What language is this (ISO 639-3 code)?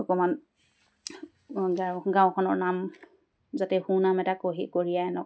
asm